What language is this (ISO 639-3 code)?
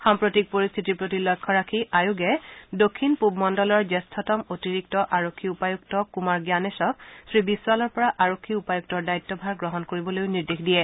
asm